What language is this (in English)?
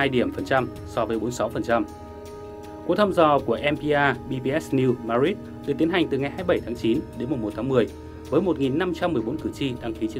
Vietnamese